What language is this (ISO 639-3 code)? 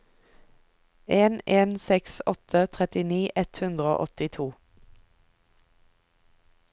nor